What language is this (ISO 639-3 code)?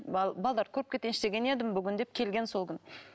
kaz